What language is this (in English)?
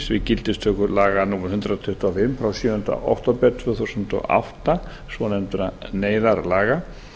Icelandic